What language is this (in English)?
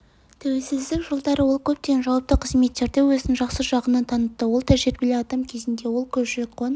Kazakh